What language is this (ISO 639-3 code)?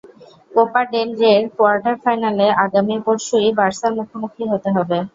ben